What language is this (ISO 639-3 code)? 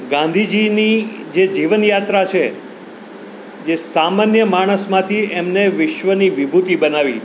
guj